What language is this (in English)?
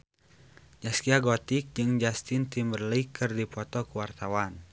Sundanese